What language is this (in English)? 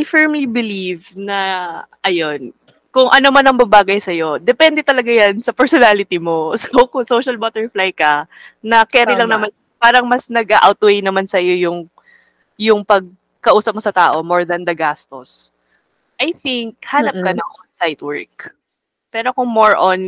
Filipino